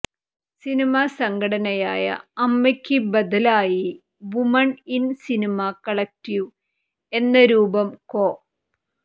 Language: Malayalam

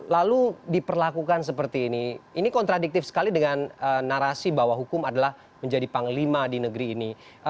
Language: Indonesian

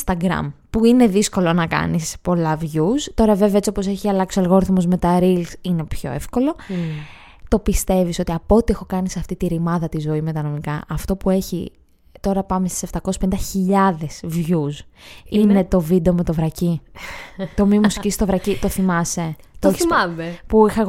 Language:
Greek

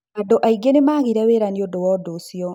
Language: Kikuyu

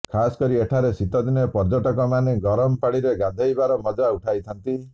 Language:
Odia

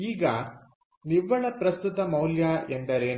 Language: Kannada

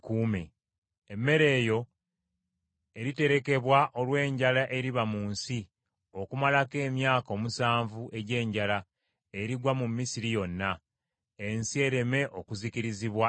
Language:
Ganda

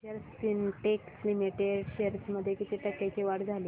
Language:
Marathi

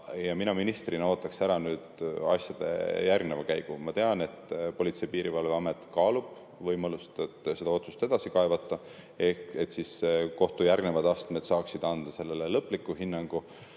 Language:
Estonian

